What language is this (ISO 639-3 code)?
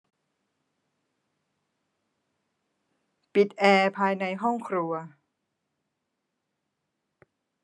tha